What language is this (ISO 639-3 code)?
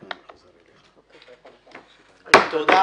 heb